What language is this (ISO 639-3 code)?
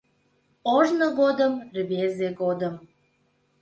chm